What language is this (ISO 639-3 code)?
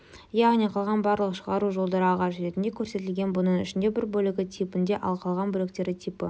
kaz